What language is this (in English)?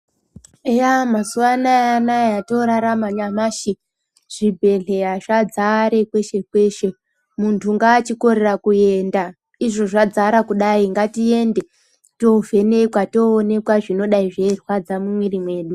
Ndau